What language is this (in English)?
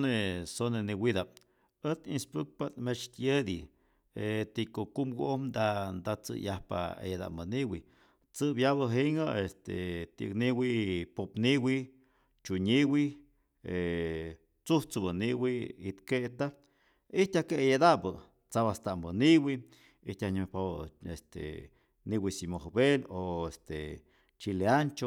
Rayón Zoque